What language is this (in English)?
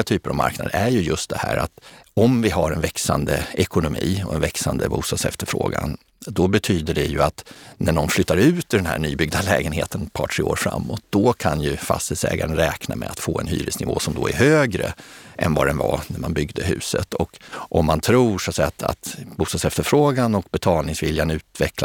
Swedish